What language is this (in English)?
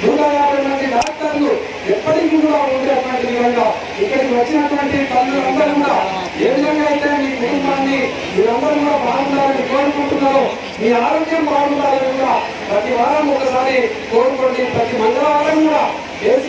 Korean